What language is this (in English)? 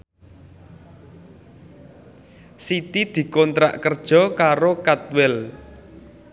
Javanese